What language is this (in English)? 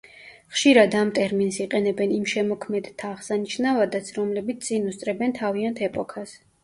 Georgian